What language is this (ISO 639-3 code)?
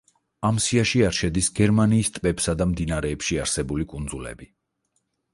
kat